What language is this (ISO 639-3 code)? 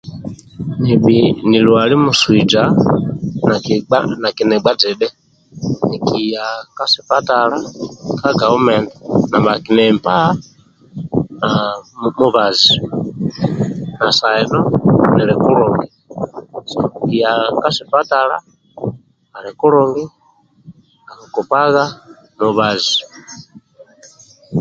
rwm